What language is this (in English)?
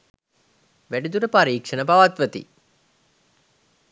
Sinhala